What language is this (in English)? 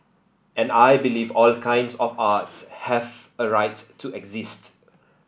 English